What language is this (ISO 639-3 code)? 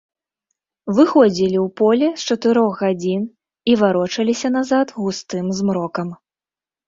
bel